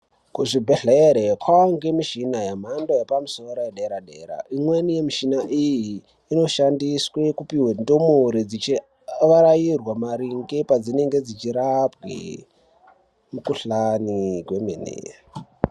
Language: Ndau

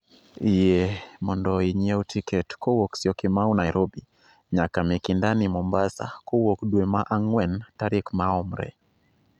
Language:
Luo (Kenya and Tanzania)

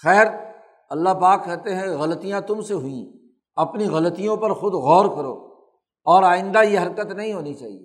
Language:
Urdu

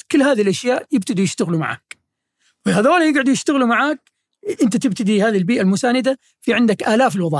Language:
Arabic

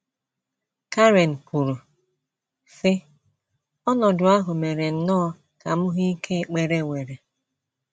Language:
Igbo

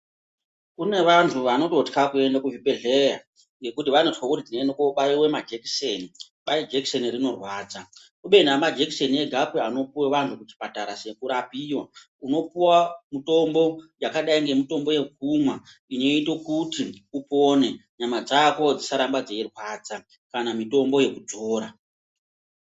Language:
Ndau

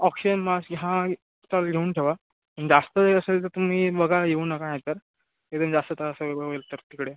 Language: Marathi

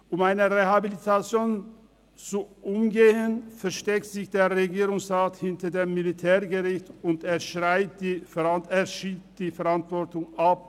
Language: Swiss German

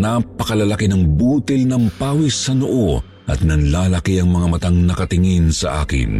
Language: Filipino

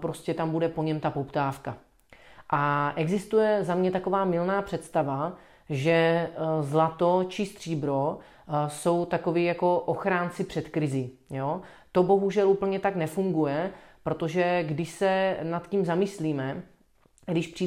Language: Czech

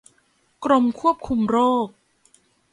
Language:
Thai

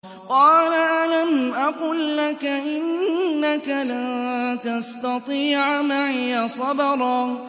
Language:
Arabic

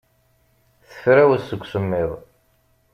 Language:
Kabyle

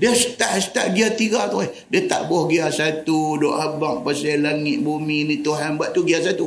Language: Malay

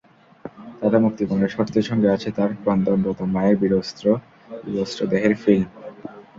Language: Bangla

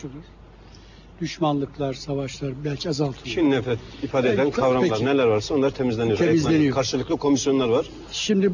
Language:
Turkish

